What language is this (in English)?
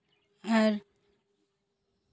Santali